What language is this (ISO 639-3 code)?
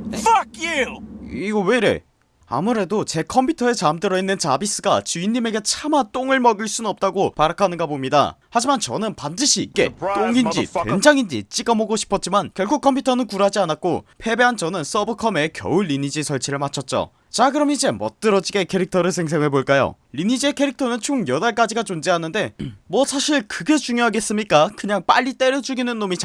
kor